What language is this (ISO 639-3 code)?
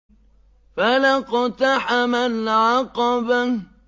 ara